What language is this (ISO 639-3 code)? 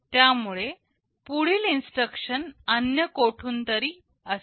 mar